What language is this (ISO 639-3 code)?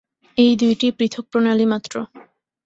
ben